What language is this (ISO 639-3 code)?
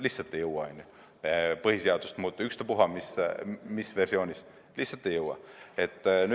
est